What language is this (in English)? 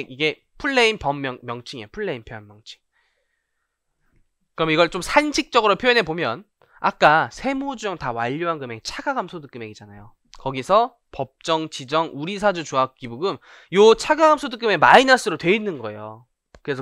Korean